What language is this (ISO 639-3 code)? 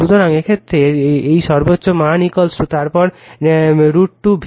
ben